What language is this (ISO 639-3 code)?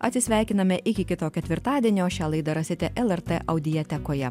lit